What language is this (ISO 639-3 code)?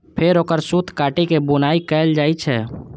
mai